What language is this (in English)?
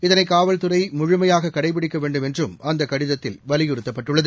Tamil